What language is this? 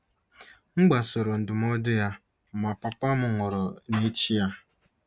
Igbo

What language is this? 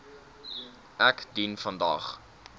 Afrikaans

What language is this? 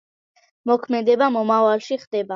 Georgian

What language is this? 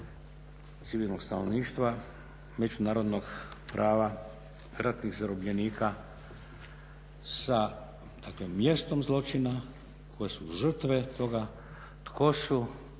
Croatian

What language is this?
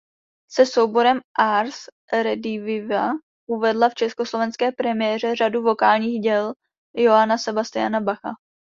Czech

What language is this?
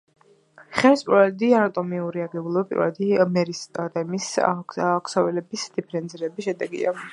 Georgian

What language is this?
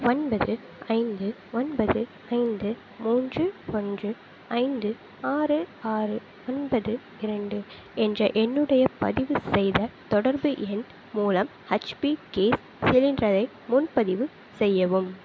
Tamil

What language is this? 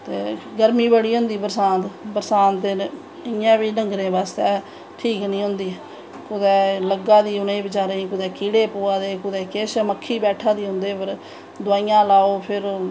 Dogri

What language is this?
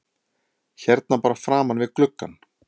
Icelandic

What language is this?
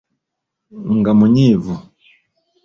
Ganda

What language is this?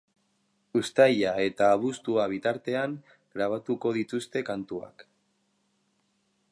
Basque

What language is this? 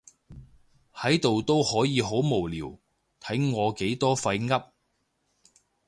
Cantonese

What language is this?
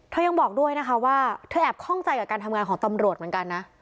Thai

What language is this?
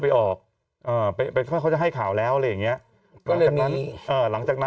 Thai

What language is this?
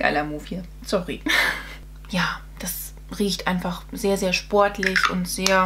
German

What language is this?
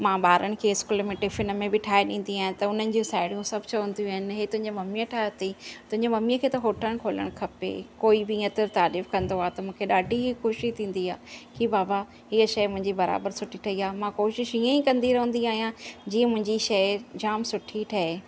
Sindhi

